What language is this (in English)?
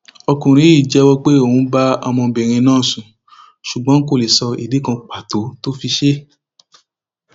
Yoruba